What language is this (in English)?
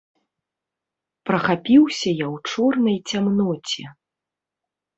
Belarusian